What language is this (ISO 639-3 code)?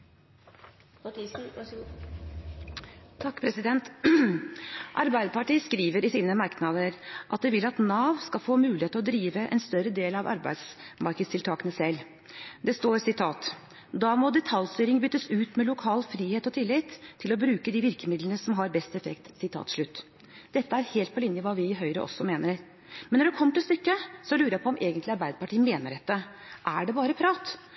nob